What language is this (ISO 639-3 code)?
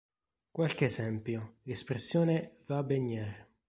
ita